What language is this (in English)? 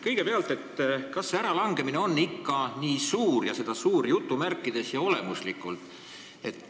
Estonian